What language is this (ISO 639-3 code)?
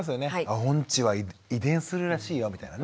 jpn